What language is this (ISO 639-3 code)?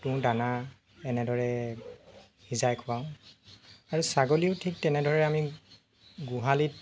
asm